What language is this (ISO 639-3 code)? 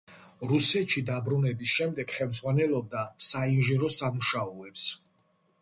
kat